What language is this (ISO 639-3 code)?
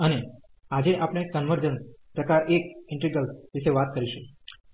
guj